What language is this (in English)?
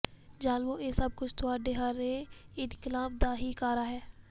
Punjabi